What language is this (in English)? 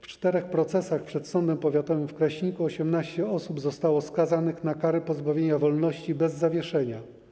Polish